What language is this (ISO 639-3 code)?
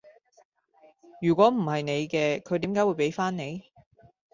yue